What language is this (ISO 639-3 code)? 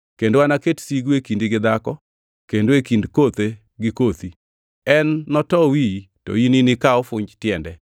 luo